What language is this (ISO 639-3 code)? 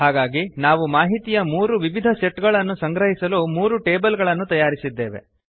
kan